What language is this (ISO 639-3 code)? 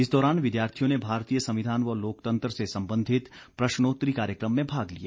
hin